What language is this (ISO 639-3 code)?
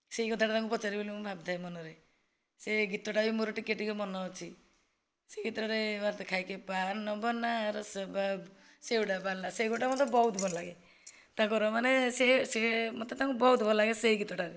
ori